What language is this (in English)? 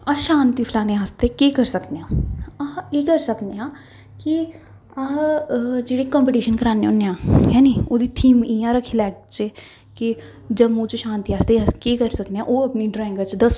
Dogri